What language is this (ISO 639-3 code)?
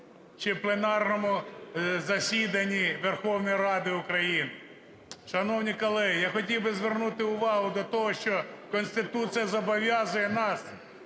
ukr